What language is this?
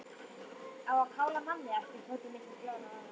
Icelandic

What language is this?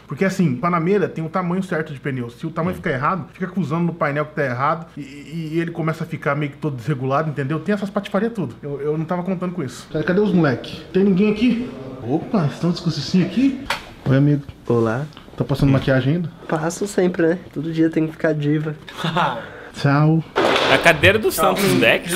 Portuguese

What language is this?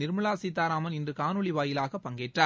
Tamil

